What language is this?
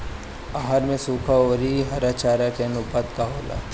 Bhojpuri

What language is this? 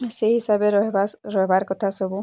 Odia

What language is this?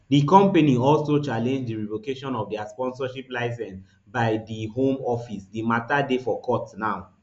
Nigerian Pidgin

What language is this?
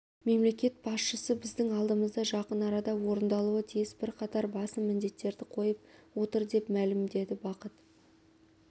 Kazakh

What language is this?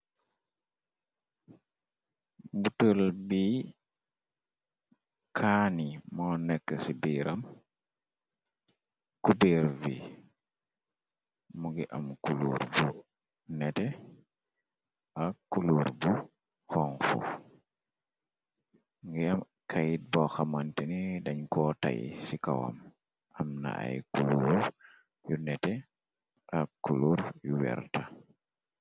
Wolof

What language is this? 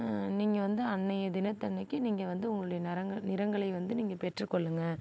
Tamil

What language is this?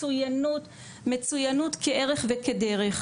Hebrew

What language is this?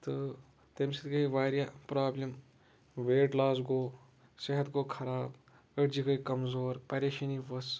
Kashmiri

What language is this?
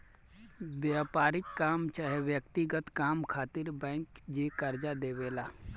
Bhojpuri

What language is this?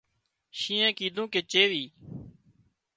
Wadiyara Koli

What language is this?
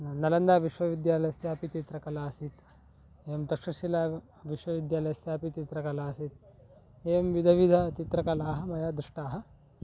Sanskrit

